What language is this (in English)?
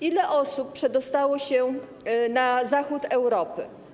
Polish